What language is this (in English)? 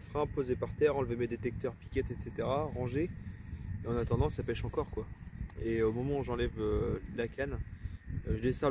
French